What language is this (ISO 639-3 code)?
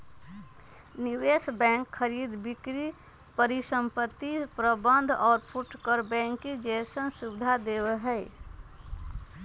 mag